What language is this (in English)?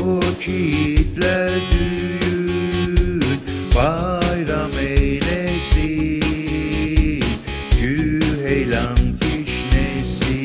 Turkish